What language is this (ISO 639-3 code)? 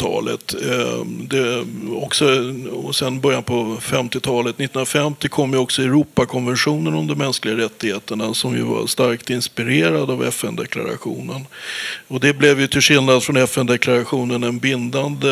swe